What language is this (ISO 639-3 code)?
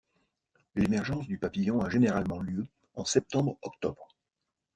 fra